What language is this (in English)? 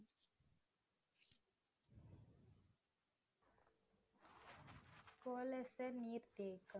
Tamil